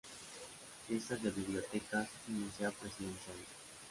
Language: Spanish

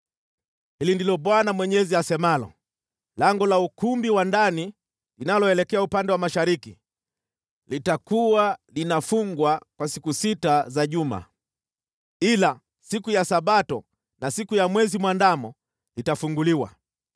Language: Swahili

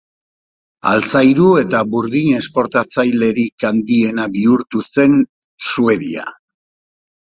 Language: Basque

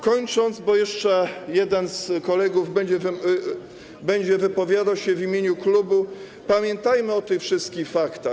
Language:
Polish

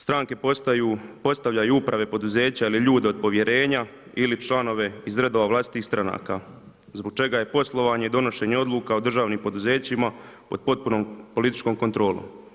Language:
Croatian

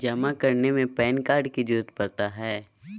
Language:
Magahi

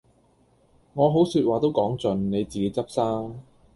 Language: Cantonese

